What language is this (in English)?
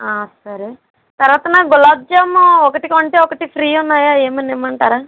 Telugu